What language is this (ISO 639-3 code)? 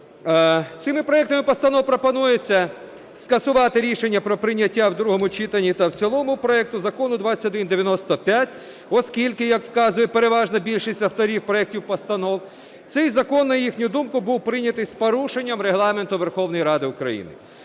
ukr